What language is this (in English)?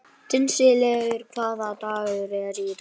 Icelandic